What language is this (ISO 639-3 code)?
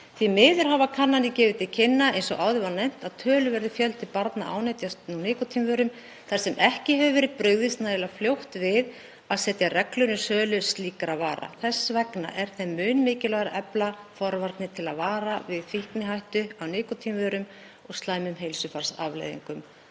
isl